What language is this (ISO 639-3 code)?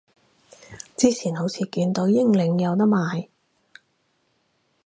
yue